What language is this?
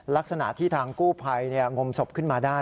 Thai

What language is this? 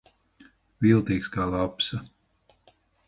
Latvian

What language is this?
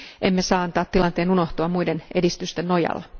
Finnish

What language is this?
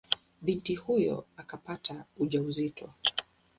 Swahili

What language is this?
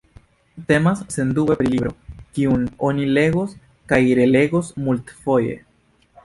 Esperanto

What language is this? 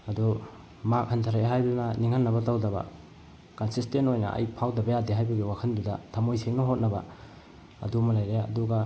Manipuri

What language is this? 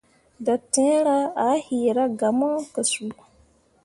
Mundang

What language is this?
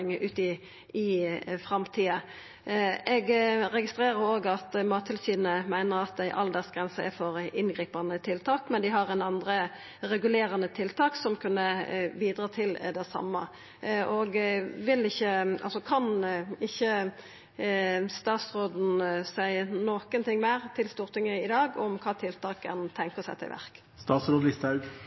Norwegian Nynorsk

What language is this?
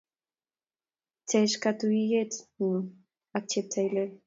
Kalenjin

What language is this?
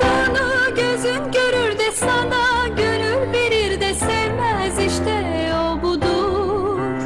Turkish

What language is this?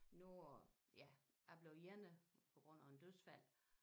Danish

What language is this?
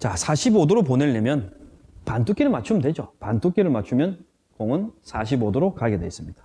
Korean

